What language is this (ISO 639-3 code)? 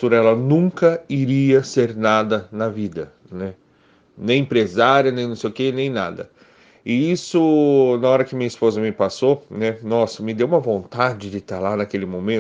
por